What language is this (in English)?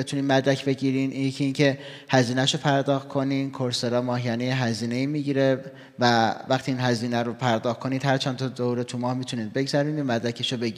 Persian